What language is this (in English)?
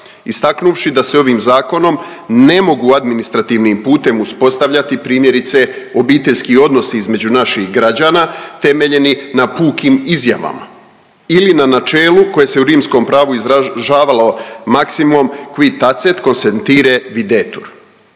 Croatian